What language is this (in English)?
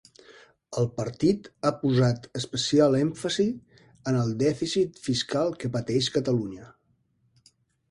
Catalan